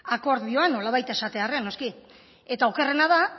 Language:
Basque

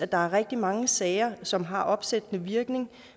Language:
Danish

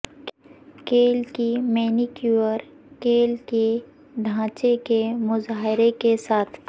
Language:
Urdu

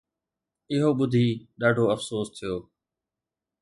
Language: Sindhi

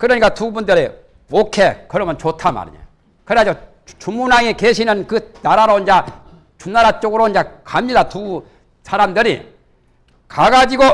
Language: Korean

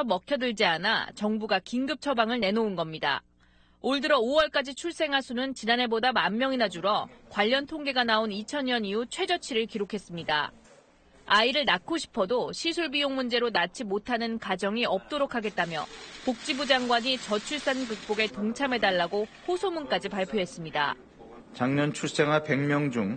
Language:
Korean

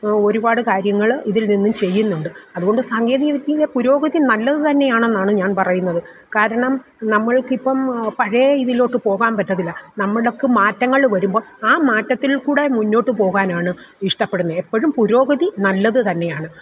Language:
Malayalam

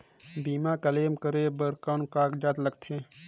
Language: Chhattisgarhi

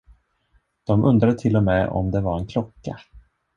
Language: Swedish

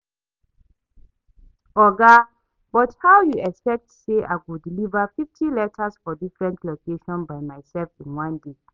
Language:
Nigerian Pidgin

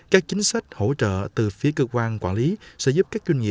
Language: Vietnamese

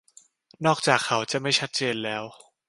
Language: Thai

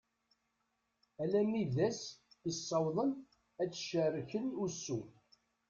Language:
Kabyle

